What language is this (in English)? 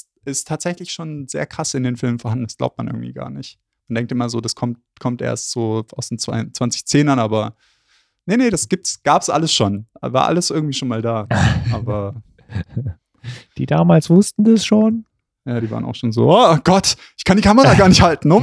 German